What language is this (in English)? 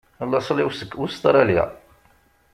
Kabyle